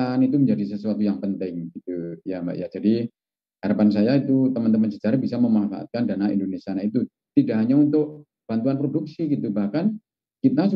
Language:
Indonesian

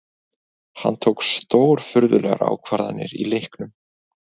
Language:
Icelandic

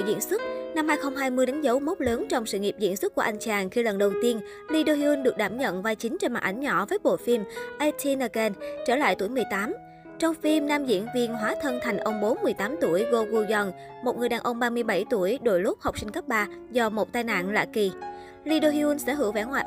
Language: Vietnamese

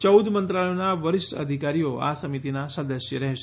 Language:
Gujarati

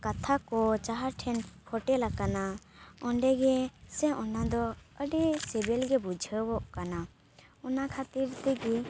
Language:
Santali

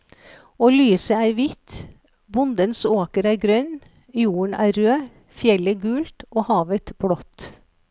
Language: Norwegian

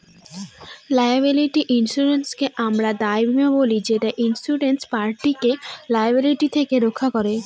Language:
Bangla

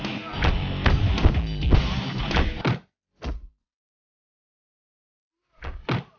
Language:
Indonesian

